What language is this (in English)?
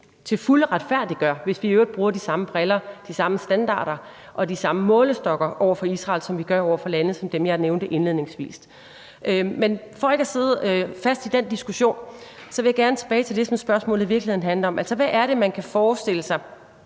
Danish